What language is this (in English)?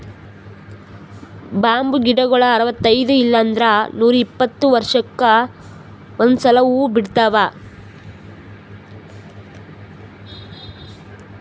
Kannada